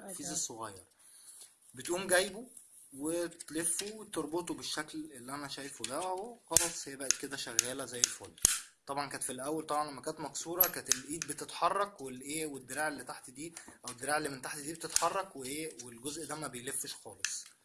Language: Arabic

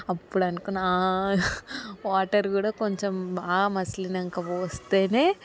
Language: Telugu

